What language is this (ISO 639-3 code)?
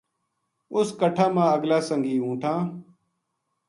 gju